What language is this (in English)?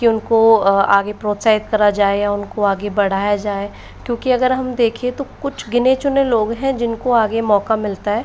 Hindi